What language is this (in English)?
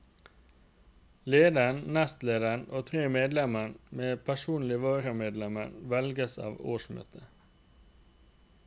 Norwegian